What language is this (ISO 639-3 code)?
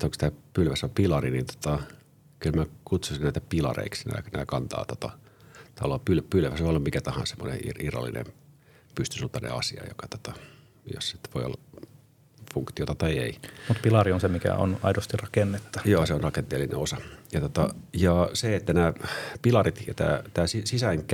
fin